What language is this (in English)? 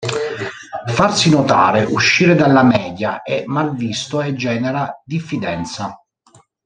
Italian